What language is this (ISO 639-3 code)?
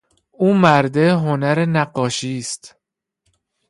fas